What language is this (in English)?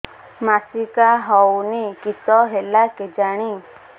Odia